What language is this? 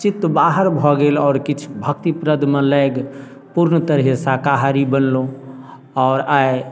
Maithili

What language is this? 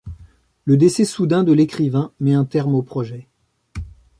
French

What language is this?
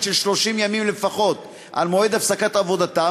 Hebrew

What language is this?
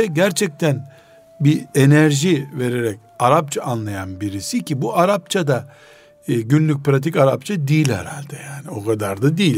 Turkish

